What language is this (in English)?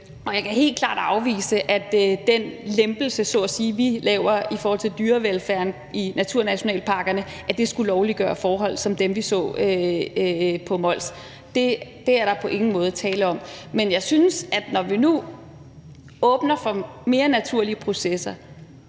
Danish